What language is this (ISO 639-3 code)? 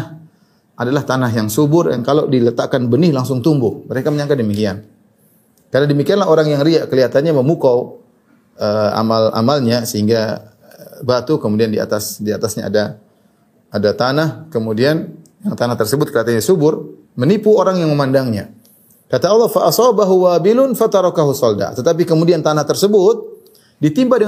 ind